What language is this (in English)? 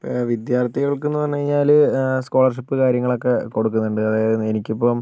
Malayalam